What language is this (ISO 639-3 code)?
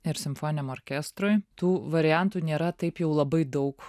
lit